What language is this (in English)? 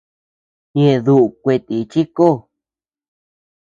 Tepeuxila Cuicatec